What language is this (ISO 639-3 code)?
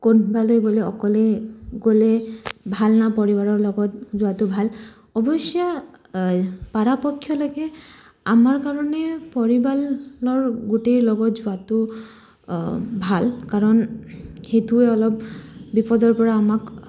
asm